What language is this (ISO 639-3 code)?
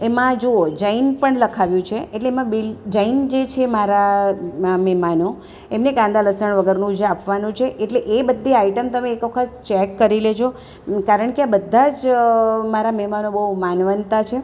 guj